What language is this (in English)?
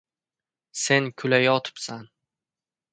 Uzbek